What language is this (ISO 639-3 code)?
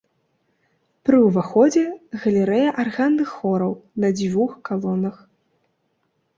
bel